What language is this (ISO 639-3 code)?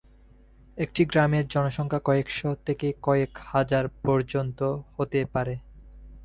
ben